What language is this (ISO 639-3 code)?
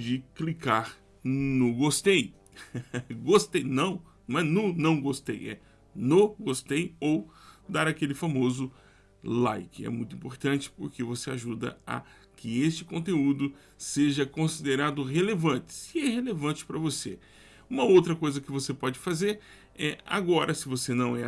por